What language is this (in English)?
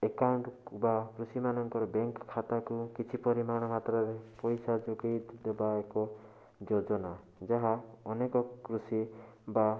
Odia